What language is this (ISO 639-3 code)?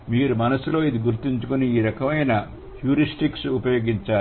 tel